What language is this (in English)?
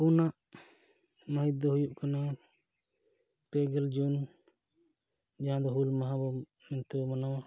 Santali